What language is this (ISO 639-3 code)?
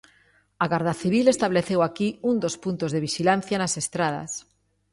glg